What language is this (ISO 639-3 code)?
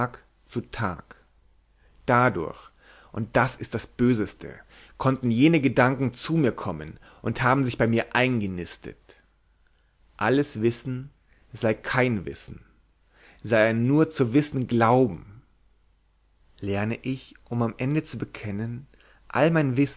deu